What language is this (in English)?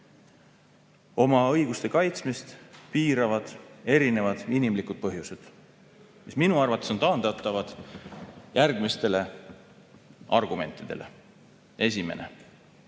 Estonian